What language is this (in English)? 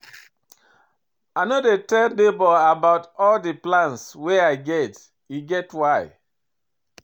Nigerian Pidgin